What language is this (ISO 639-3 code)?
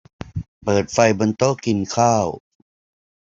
tha